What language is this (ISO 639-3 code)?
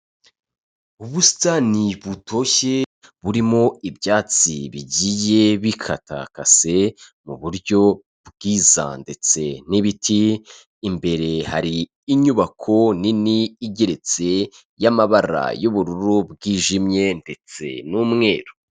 kin